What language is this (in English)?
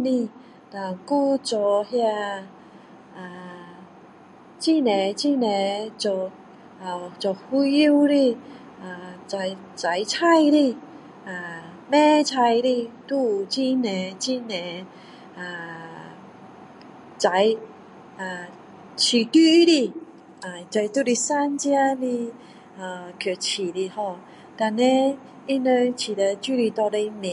Min Dong Chinese